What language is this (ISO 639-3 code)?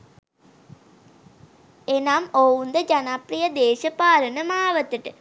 sin